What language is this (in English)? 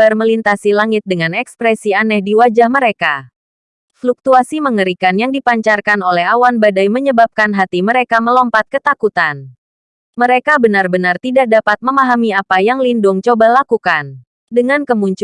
Indonesian